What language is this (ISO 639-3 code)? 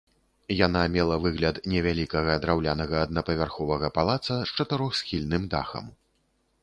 bel